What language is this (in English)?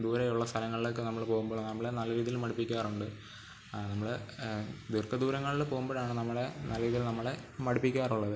Malayalam